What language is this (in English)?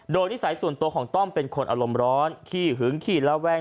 Thai